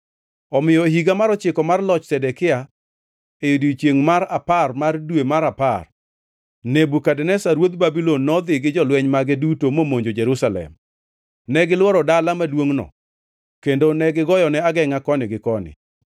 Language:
Luo (Kenya and Tanzania)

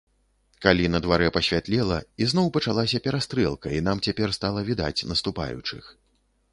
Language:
Belarusian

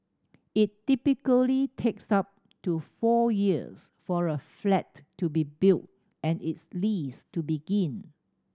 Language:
English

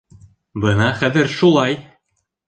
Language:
Bashkir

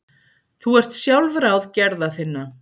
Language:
Icelandic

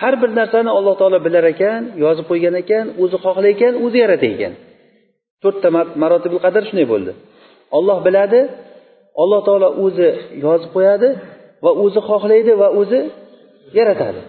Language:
Bulgarian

